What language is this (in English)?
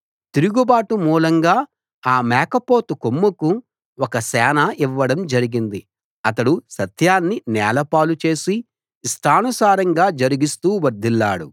Telugu